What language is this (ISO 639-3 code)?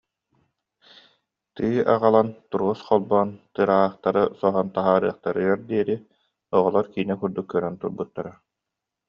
sah